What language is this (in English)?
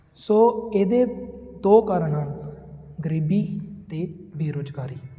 Punjabi